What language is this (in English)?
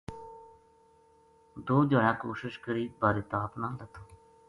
Gujari